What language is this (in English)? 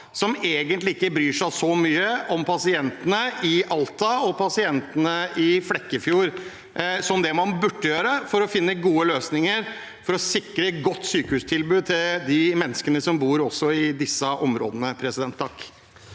Norwegian